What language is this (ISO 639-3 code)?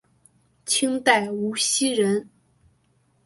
zho